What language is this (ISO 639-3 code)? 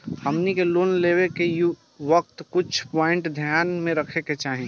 bho